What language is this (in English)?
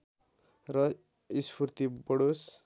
Nepali